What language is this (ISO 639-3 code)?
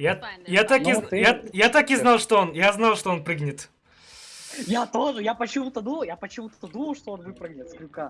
rus